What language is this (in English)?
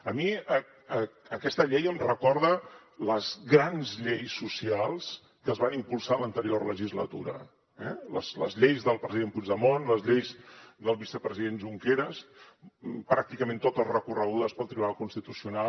Catalan